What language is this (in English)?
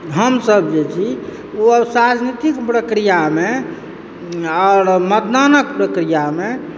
Maithili